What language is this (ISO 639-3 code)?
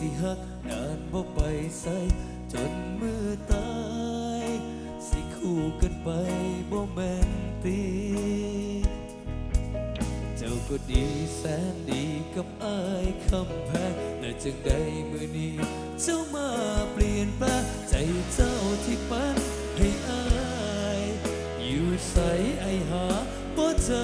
tha